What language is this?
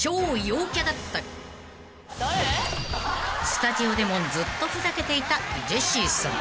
Japanese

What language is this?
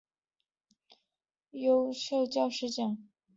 Chinese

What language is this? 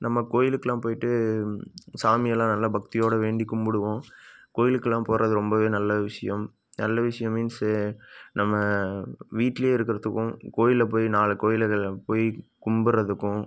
Tamil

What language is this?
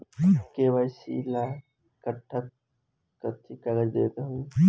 Bhojpuri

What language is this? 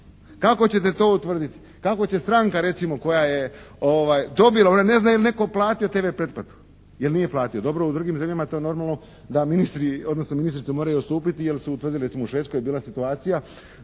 Croatian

